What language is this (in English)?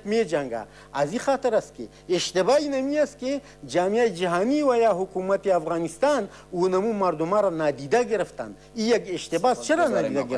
Persian